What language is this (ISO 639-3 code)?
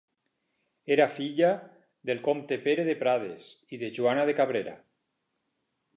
cat